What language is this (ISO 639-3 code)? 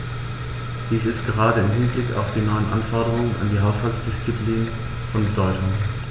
deu